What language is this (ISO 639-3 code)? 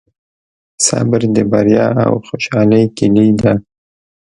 pus